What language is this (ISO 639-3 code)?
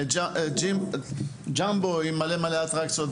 heb